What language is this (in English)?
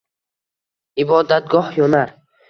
Uzbek